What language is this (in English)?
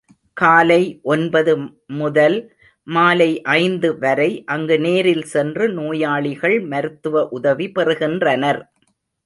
Tamil